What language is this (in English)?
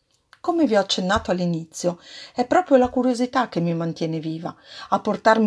Italian